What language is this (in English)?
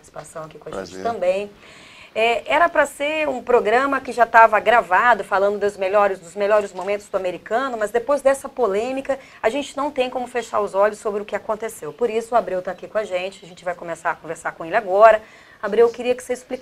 Portuguese